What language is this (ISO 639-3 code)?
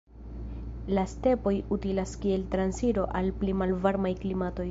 epo